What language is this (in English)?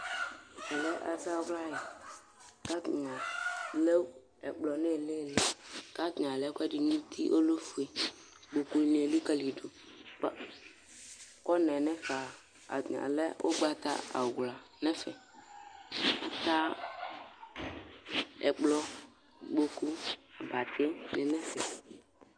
Ikposo